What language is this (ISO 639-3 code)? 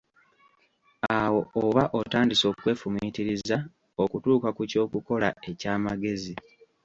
lug